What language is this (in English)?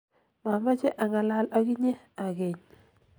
Kalenjin